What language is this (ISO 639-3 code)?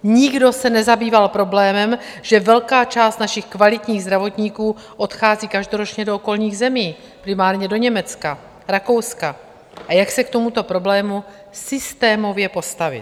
ces